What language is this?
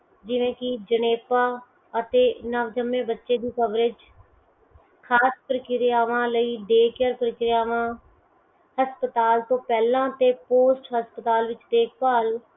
Punjabi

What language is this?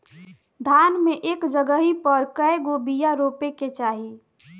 Bhojpuri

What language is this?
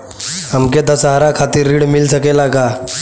Bhojpuri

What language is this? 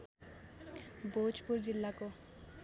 Nepali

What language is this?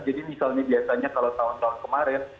Indonesian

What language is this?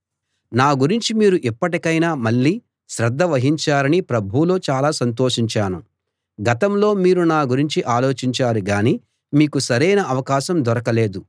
Telugu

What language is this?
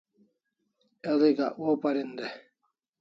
Kalasha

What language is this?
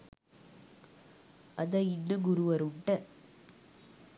Sinhala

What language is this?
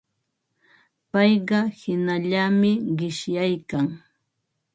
Ambo-Pasco Quechua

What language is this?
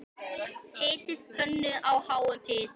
Icelandic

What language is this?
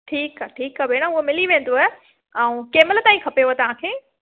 Sindhi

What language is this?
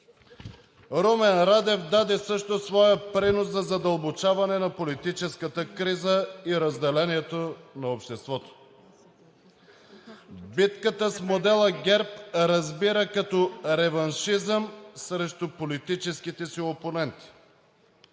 Bulgarian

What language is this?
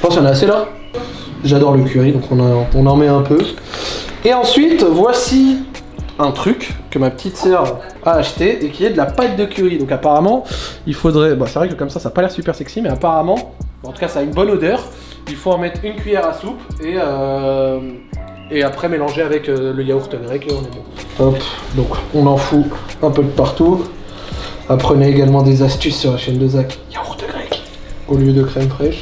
French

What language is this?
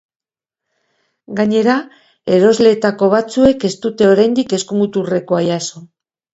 Basque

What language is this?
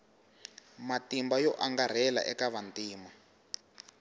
Tsonga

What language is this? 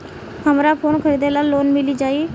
Bhojpuri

